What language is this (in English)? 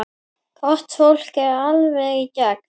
Icelandic